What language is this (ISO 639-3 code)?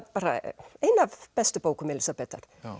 isl